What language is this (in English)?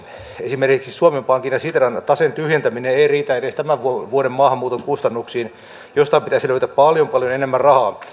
Finnish